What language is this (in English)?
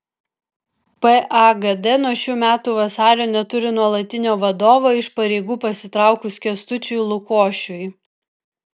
Lithuanian